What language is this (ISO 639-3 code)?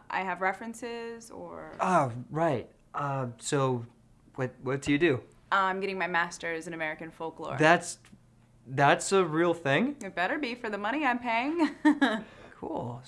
eng